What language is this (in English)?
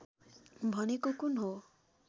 Nepali